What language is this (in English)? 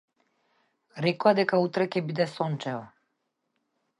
Macedonian